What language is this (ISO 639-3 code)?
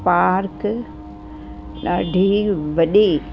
snd